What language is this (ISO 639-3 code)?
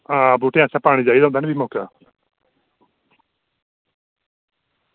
doi